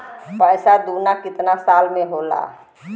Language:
Bhojpuri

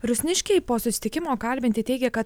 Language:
Lithuanian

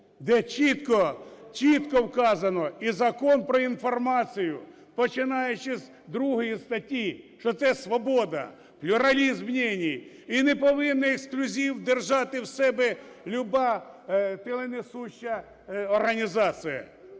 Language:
Ukrainian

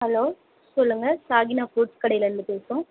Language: Tamil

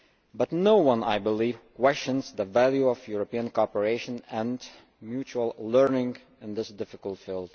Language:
English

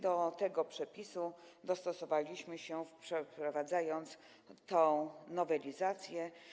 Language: Polish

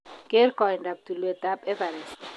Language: Kalenjin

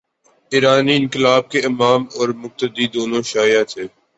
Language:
Urdu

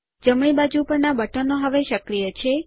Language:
Gujarati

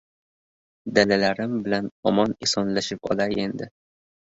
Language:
Uzbek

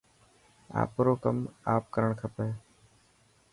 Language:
Dhatki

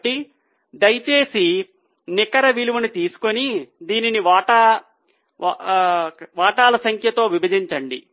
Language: Telugu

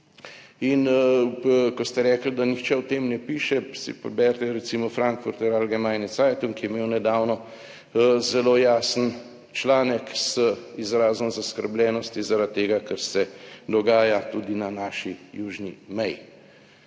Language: Slovenian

